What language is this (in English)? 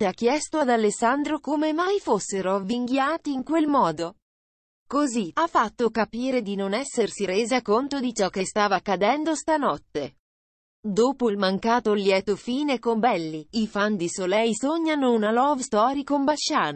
Italian